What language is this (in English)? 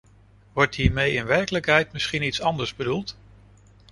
Dutch